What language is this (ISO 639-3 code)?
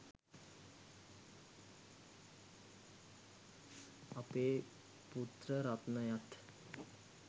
sin